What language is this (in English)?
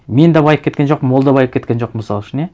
Kazakh